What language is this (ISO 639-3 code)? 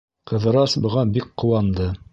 bak